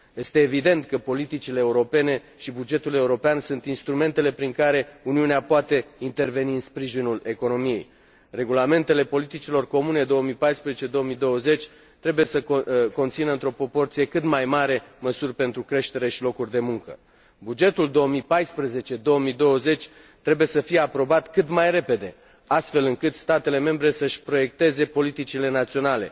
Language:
Romanian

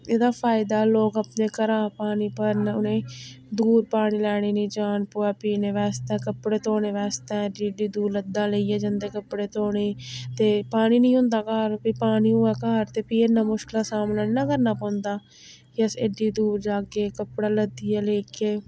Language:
Dogri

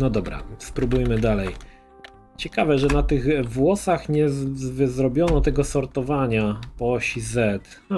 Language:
Polish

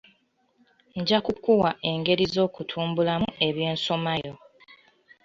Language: Ganda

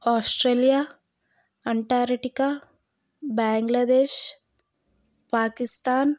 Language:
Telugu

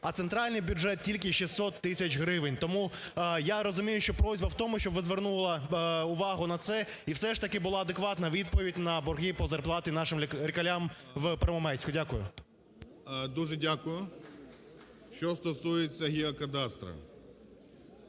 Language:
Ukrainian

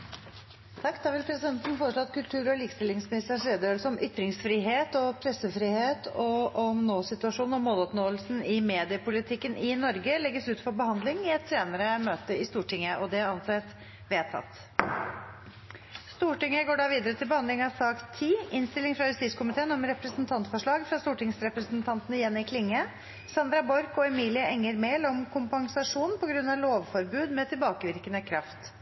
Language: Norwegian Bokmål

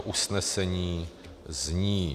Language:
Czech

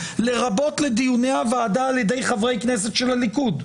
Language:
Hebrew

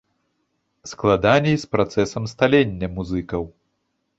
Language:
Belarusian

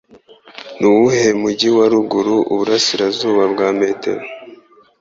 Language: Kinyarwanda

